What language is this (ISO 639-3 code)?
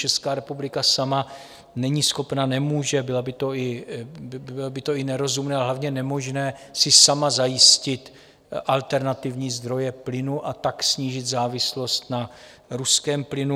ces